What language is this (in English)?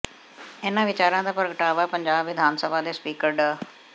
Punjabi